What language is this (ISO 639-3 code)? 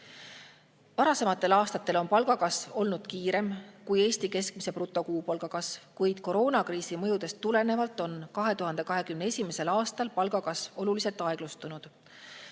est